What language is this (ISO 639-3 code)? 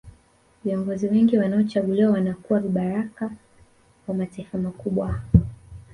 swa